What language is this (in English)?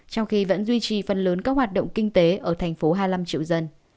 Vietnamese